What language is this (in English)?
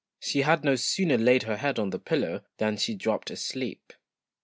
English